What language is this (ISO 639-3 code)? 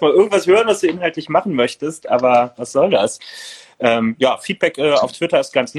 deu